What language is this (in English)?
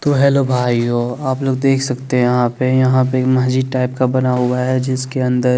Hindi